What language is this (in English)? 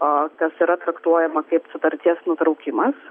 Lithuanian